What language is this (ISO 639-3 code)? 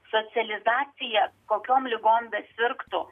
lit